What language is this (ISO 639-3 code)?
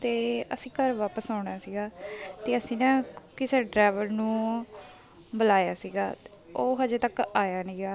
pan